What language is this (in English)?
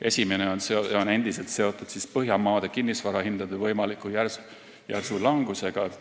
Estonian